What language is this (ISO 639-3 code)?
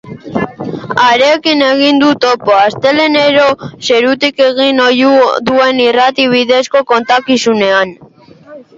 eus